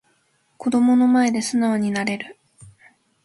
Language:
Japanese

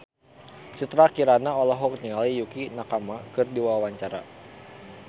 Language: Sundanese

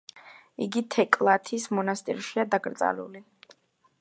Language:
Georgian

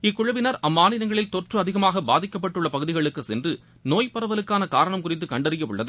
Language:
Tamil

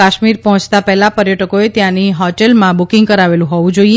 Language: Gujarati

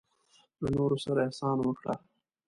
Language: Pashto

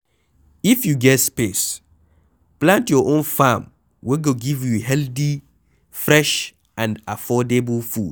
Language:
Nigerian Pidgin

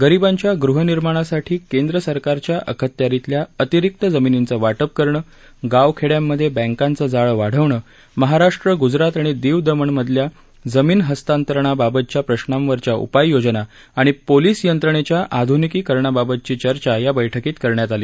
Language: Marathi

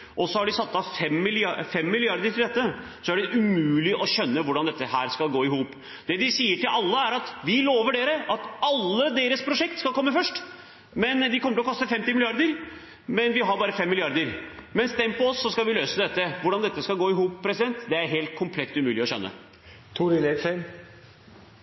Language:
Norwegian Bokmål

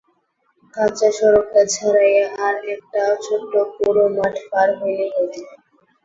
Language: Bangla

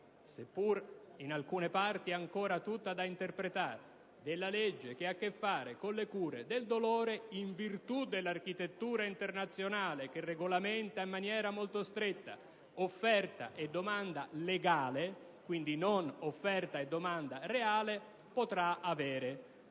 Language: Italian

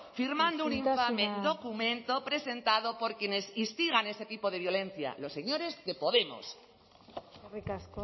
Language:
Spanish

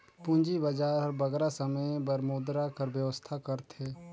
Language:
Chhattisgarhi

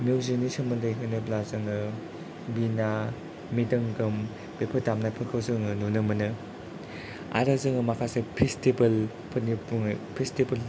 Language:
Bodo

